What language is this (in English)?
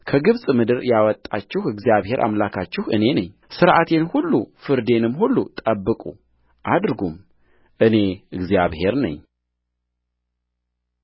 Amharic